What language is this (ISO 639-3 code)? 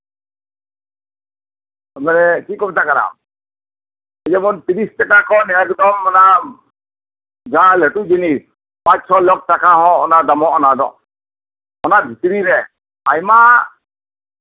sat